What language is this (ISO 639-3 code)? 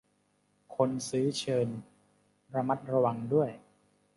tha